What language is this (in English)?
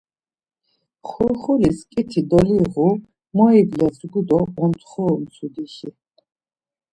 Laz